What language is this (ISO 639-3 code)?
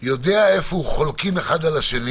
heb